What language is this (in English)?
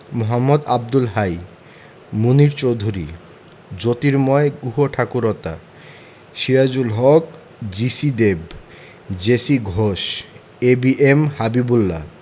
Bangla